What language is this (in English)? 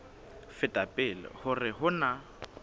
Southern Sotho